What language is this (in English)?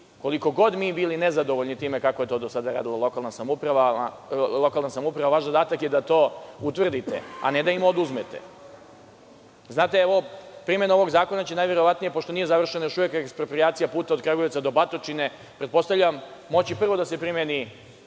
Serbian